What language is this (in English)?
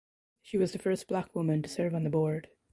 English